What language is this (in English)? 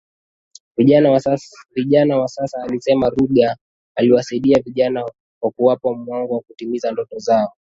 Swahili